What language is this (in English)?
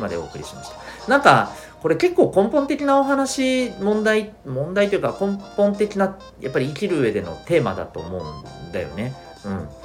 Japanese